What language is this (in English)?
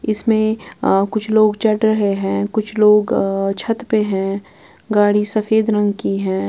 Hindi